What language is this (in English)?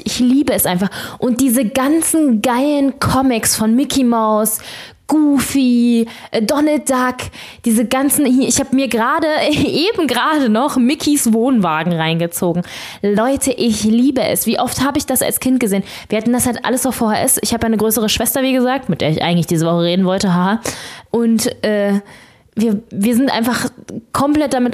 German